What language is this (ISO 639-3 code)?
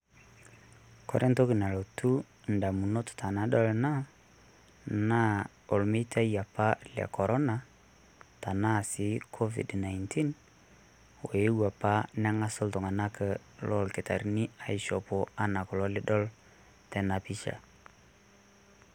mas